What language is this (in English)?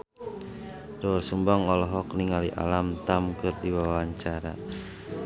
Sundanese